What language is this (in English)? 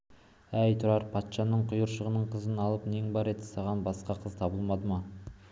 Kazakh